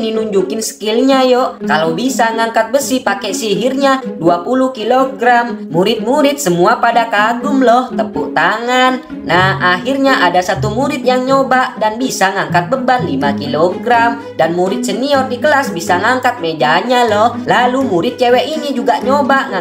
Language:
Indonesian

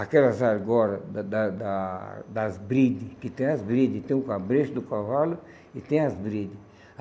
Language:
Portuguese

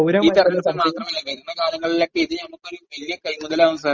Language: Malayalam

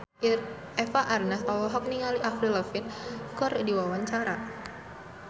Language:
Sundanese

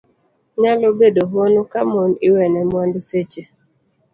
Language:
Luo (Kenya and Tanzania)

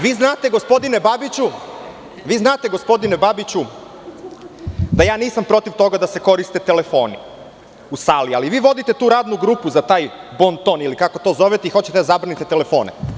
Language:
Serbian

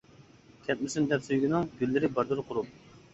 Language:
Uyghur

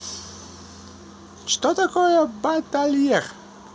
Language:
Russian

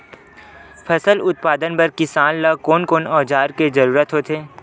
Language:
Chhattisgarhi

